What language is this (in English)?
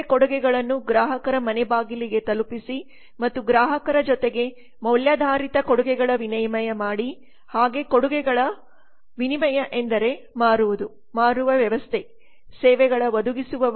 Kannada